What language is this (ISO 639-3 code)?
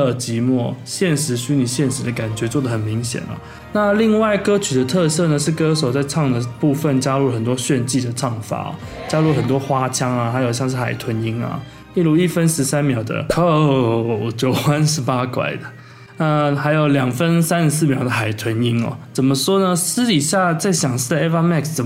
zho